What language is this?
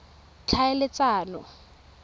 Tswana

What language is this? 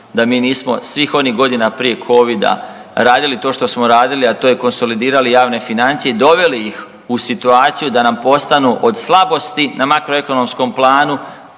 Croatian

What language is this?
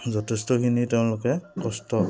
Assamese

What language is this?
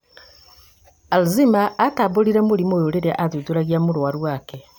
Kikuyu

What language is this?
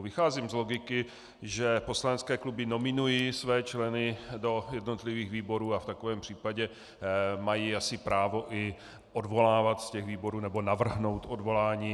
Czech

